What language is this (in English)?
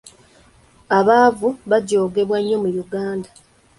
Ganda